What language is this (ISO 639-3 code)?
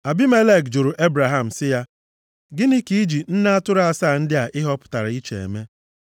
ibo